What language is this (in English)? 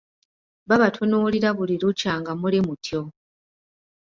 Ganda